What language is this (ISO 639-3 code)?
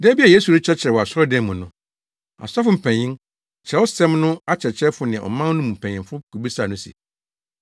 aka